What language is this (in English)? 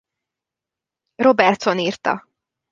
Hungarian